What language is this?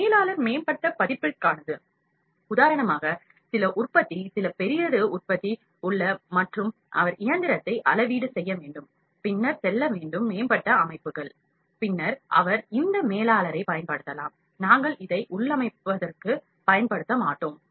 Tamil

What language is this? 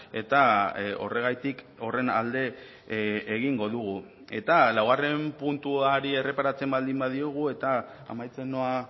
Basque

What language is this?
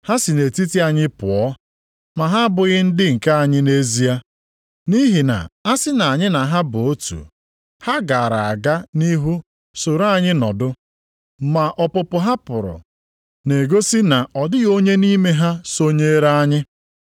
Igbo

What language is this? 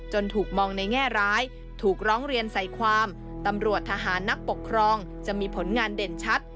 Thai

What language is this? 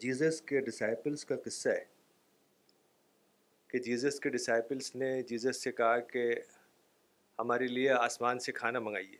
Urdu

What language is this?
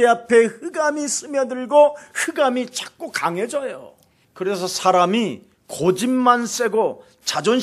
Korean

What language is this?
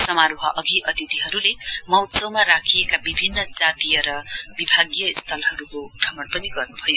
Nepali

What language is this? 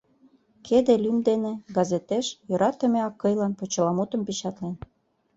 Mari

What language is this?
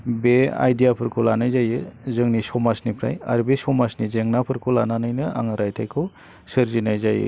Bodo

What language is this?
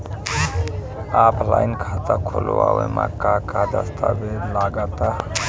Bhojpuri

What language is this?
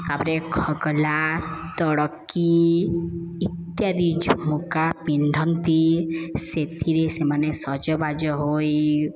Odia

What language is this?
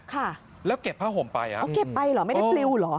Thai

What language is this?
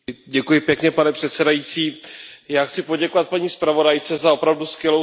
Czech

